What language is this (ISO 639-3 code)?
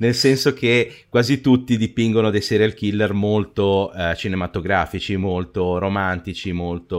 ita